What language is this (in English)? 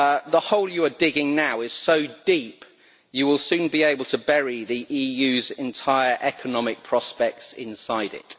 English